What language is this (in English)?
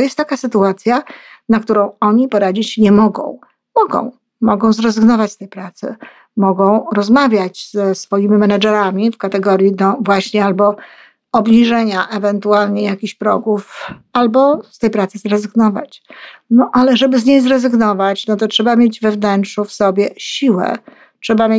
Polish